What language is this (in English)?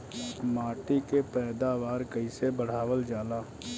Bhojpuri